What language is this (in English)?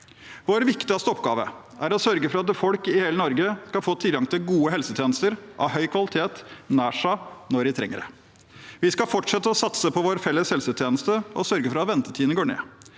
Norwegian